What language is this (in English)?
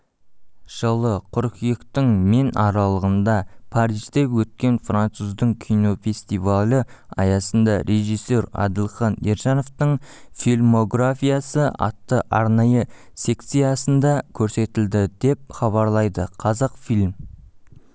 Kazakh